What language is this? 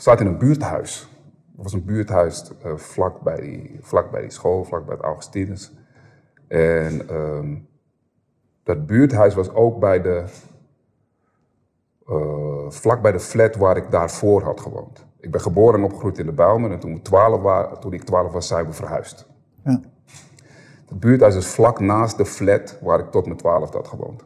Dutch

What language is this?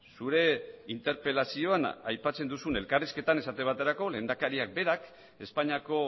Basque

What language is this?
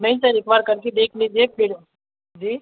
Hindi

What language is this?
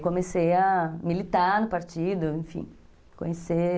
Portuguese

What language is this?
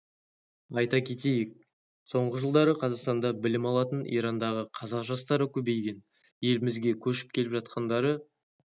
Kazakh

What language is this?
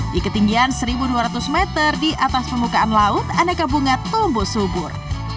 Indonesian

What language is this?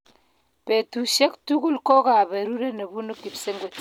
Kalenjin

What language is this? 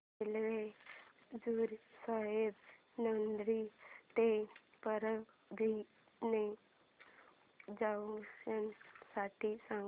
Marathi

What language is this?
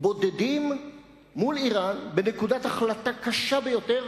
Hebrew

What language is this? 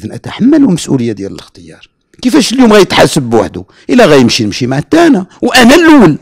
Arabic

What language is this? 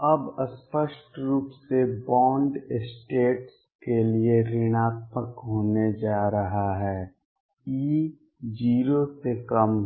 Hindi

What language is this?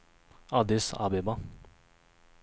Swedish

